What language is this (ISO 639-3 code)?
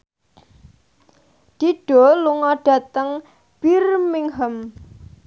jav